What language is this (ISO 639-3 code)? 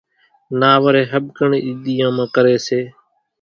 gjk